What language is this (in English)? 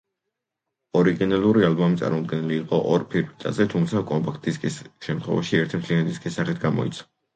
Georgian